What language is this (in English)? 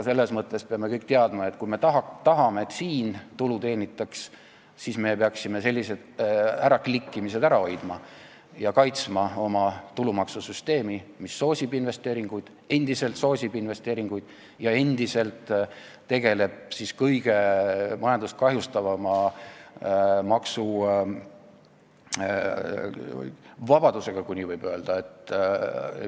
Estonian